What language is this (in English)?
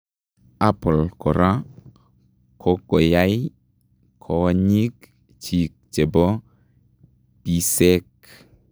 Kalenjin